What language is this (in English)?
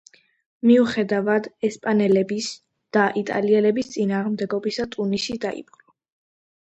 Georgian